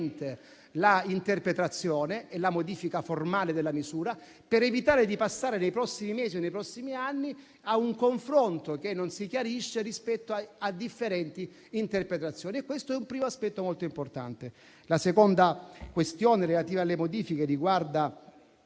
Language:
Italian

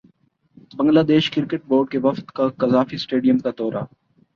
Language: Urdu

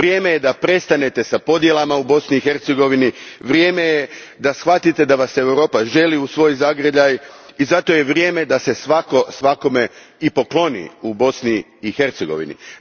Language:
Croatian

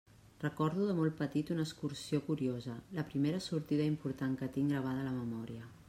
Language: Catalan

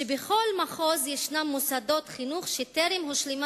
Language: Hebrew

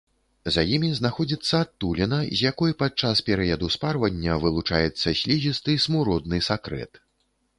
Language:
Belarusian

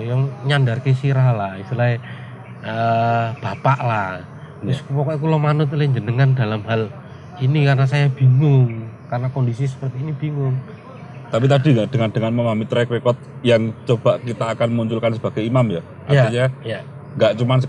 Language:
Indonesian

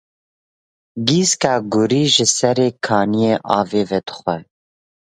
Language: Kurdish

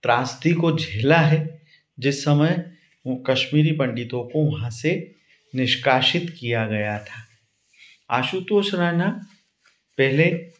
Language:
Hindi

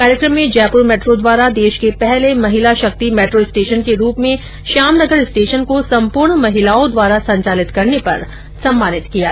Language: Hindi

